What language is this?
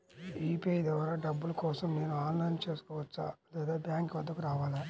Telugu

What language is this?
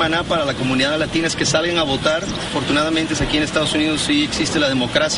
Spanish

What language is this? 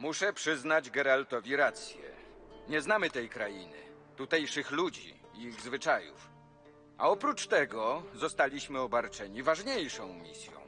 Polish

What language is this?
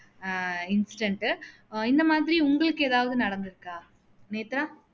Tamil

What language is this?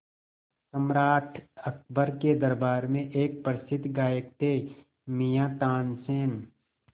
Hindi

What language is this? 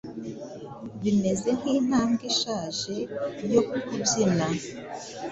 Kinyarwanda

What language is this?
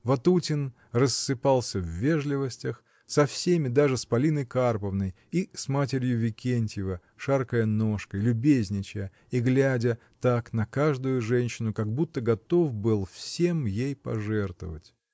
Russian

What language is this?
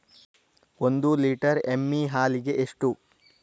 Kannada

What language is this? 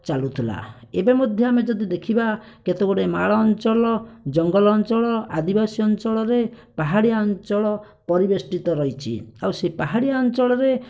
Odia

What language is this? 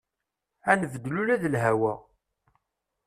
Kabyle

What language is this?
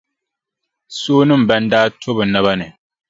Dagbani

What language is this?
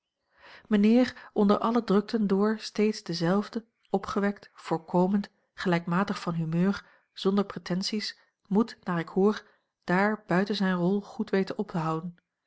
Dutch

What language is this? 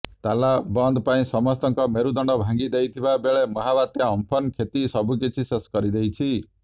Odia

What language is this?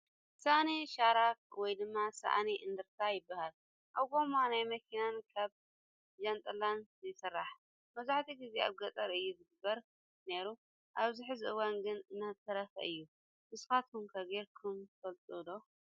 Tigrinya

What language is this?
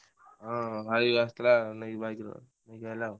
Odia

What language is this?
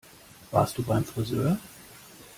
German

